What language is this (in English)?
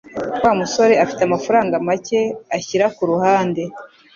Kinyarwanda